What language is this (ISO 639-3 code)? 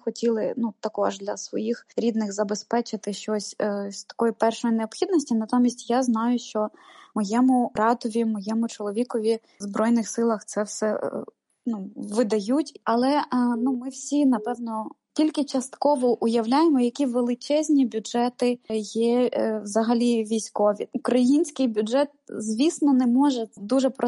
ukr